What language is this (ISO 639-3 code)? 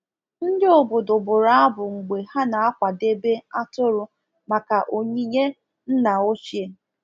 ibo